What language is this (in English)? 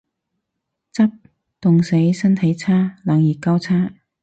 Cantonese